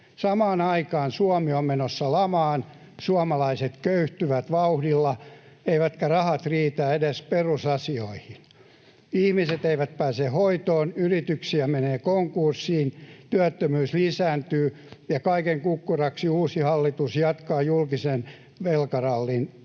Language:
Finnish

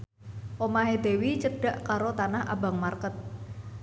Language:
Javanese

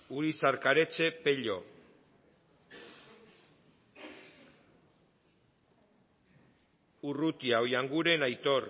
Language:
Basque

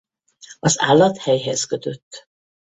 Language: Hungarian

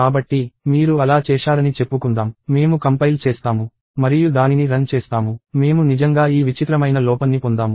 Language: Telugu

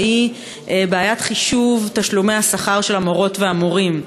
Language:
Hebrew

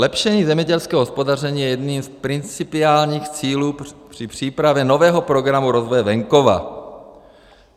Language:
Czech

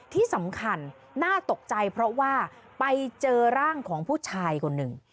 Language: Thai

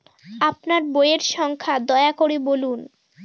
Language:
Bangla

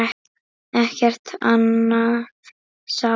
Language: Icelandic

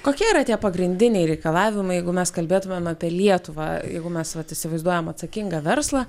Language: Lithuanian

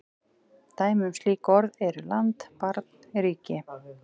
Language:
Icelandic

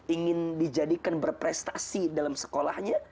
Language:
Indonesian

